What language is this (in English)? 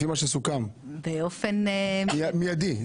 Hebrew